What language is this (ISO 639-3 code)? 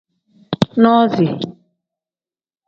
kdh